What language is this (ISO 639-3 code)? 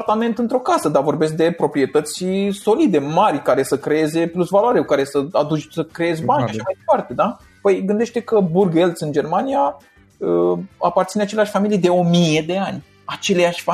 ron